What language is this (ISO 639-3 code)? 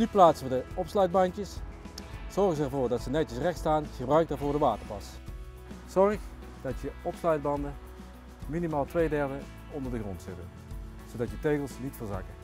nld